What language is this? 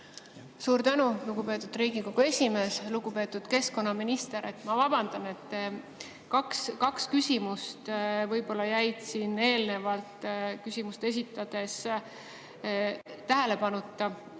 Estonian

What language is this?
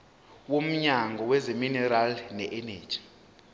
Zulu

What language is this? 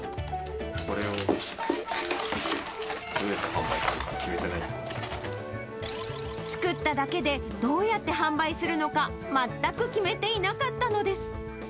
Japanese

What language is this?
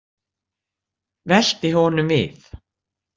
Icelandic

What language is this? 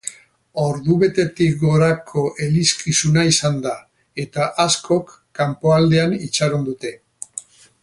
Basque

